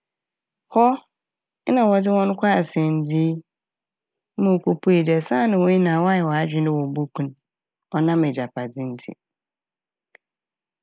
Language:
Akan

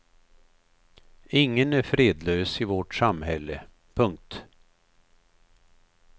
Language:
Swedish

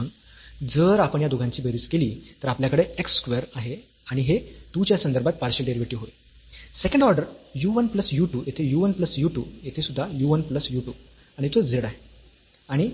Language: Marathi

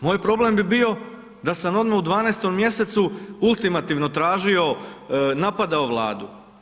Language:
Croatian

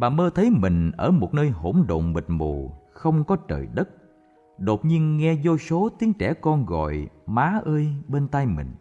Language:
Vietnamese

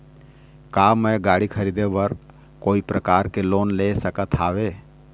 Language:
Chhattisgarhi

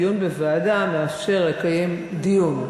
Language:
Hebrew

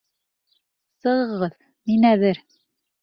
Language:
Bashkir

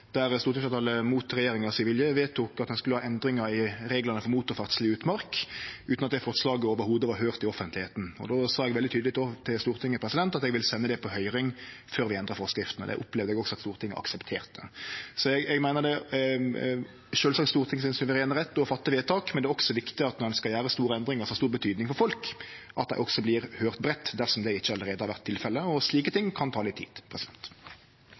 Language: Norwegian Nynorsk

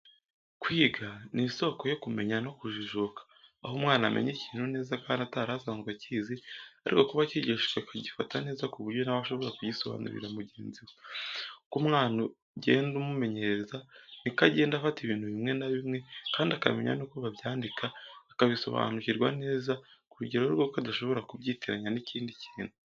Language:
Kinyarwanda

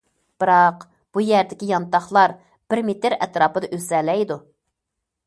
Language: Uyghur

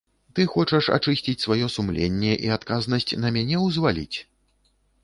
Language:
Belarusian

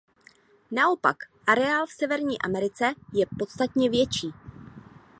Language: Czech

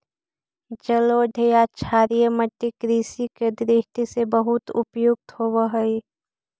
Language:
Magahi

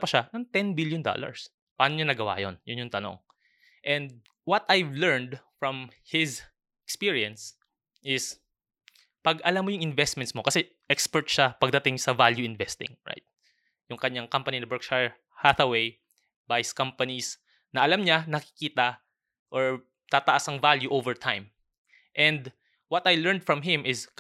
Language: Filipino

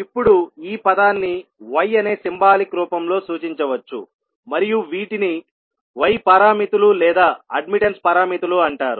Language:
Telugu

